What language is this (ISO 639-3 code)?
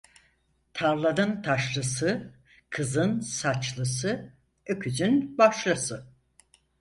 tur